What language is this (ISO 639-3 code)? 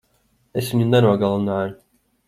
lav